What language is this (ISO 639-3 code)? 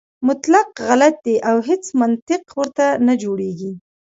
pus